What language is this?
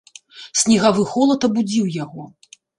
Belarusian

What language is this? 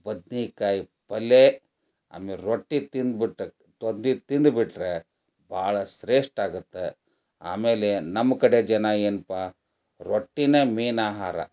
Kannada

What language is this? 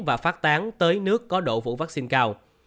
Vietnamese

